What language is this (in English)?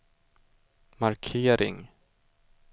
Swedish